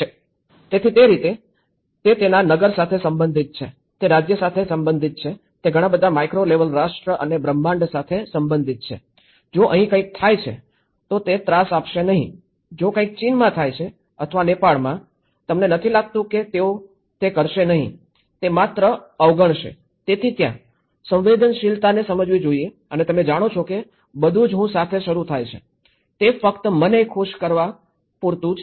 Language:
Gujarati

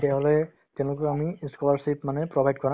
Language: Assamese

